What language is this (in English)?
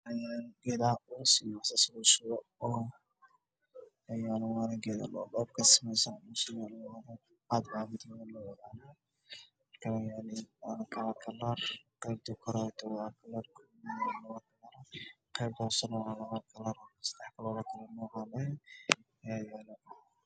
Somali